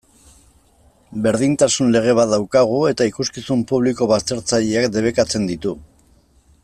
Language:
Basque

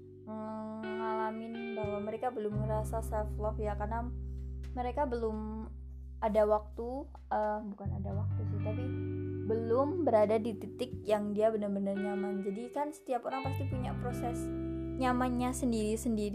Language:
Indonesian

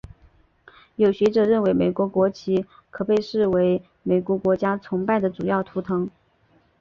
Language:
Chinese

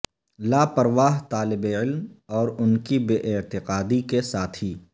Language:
Urdu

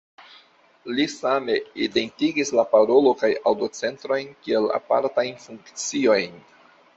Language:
Esperanto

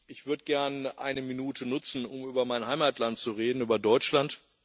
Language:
German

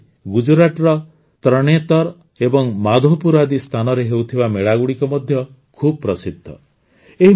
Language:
Odia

